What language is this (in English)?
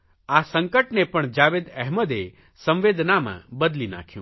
Gujarati